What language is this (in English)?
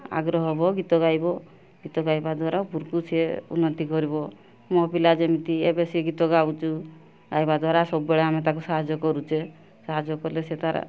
Odia